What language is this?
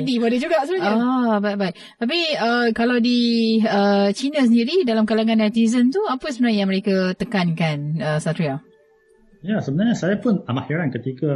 Malay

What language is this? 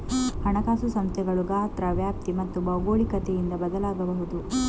Kannada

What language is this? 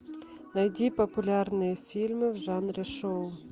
Russian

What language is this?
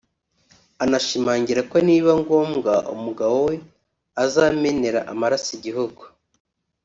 Kinyarwanda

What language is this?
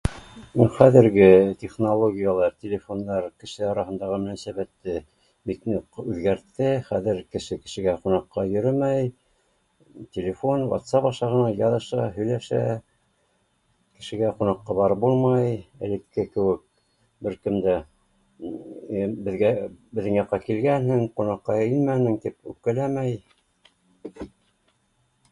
Bashkir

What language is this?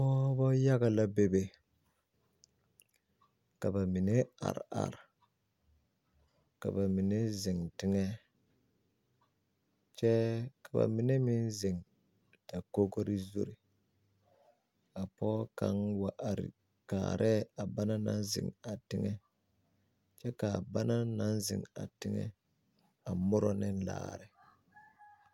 Southern Dagaare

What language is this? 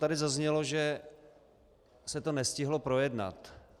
Czech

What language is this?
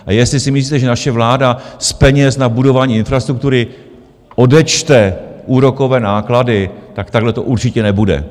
Czech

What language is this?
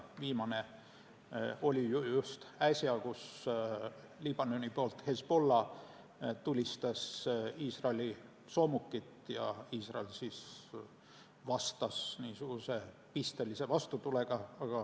Estonian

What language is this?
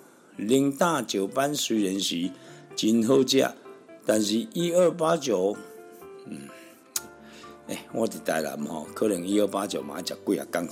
Chinese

